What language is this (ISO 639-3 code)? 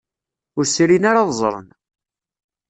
kab